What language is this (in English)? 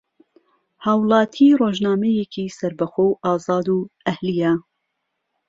Central Kurdish